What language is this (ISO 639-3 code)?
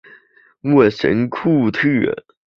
zho